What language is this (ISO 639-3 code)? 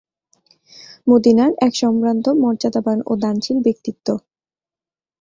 ben